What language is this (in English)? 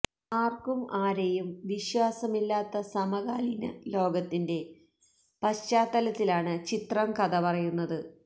Malayalam